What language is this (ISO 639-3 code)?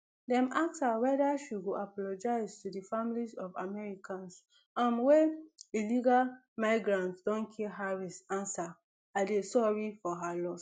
pcm